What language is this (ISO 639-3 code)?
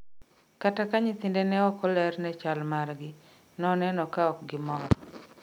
luo